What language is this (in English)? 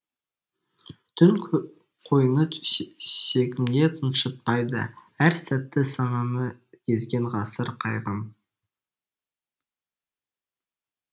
Kazakh